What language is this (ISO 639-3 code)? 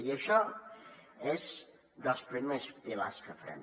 cat